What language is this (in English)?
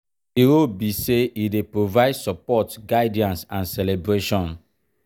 Nigerian Pidgin